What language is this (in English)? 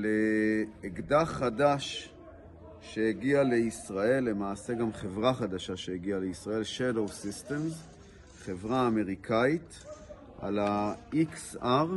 Hebrew